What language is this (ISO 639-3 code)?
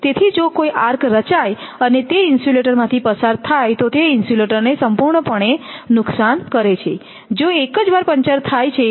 guj